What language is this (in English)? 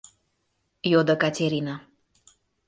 Mari